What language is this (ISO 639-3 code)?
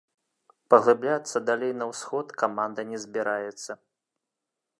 bel